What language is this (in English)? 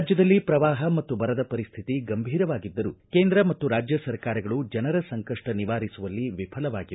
Kannada